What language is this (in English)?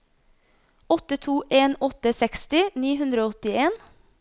Norwegian